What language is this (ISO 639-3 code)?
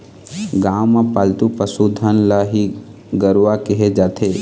hne